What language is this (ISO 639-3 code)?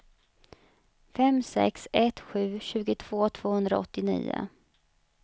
swe